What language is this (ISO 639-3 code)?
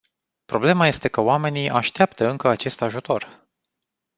ron